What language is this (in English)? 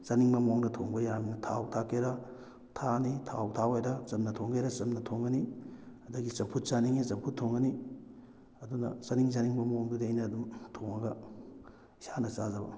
Manipuri